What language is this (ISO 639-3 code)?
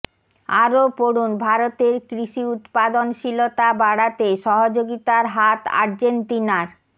ben